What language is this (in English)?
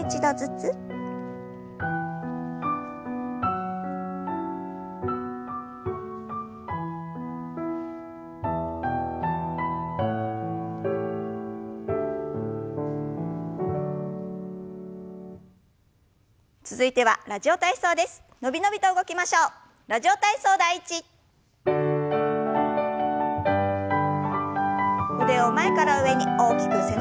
Japanese